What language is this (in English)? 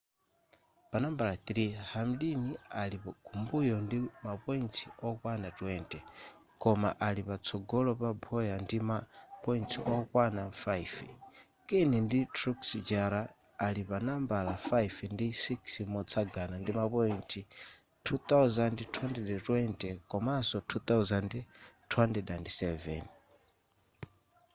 Nyanja